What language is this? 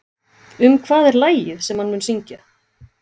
Icelandic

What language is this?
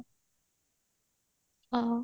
Odia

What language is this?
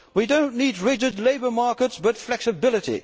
English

